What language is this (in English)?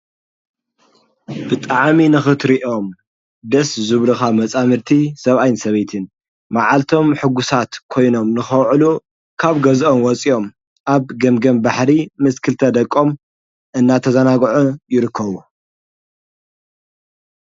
Tigrinya